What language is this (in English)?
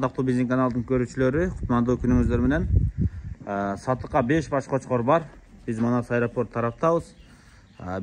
Turkish